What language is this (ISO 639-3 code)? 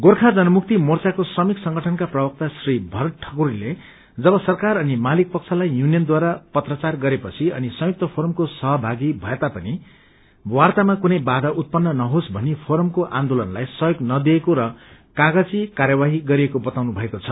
nep